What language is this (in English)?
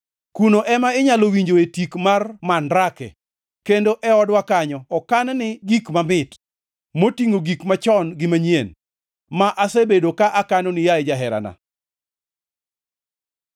Luo (Kenya and Tanzania)